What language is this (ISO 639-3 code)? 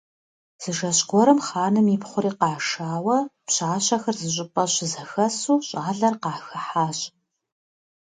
kbd